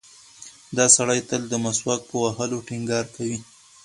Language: Pashto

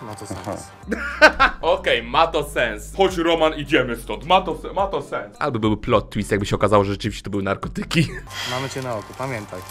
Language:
Polish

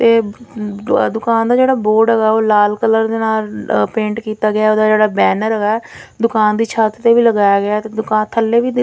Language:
Punjabi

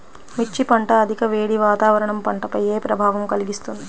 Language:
Telugu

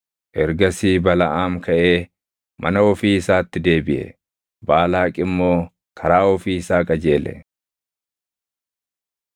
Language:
Oromo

